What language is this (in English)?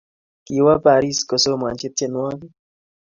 Kalenjin